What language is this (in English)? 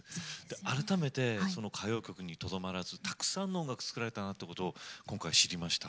Japanese